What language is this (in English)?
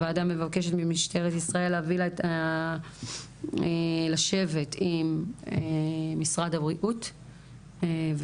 Hebrew